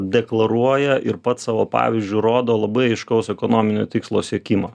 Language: Lithuanian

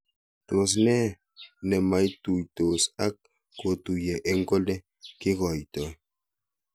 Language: Kalenjin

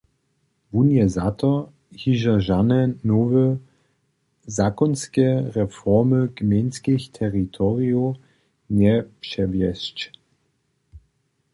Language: Upper Sorbian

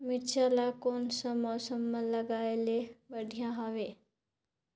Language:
Chhattisgarhi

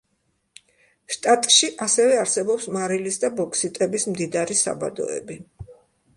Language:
Georgian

